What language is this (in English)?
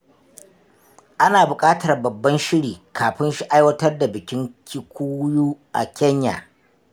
Hausa